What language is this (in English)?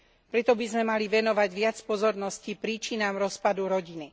Slovak